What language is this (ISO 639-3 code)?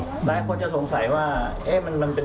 tha